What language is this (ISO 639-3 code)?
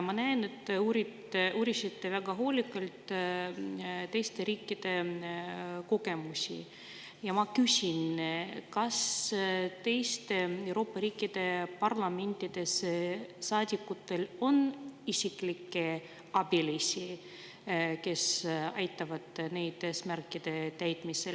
est